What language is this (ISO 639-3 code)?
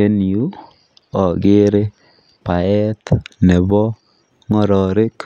kln